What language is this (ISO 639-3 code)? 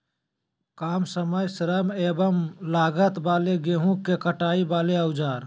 mag